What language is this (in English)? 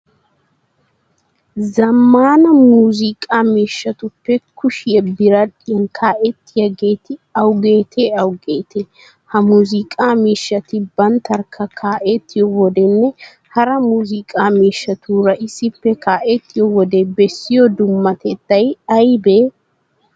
Wolaytta